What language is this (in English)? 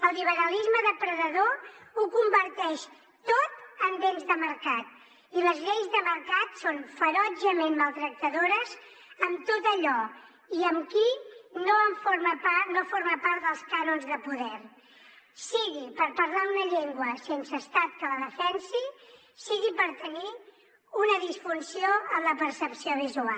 Catalan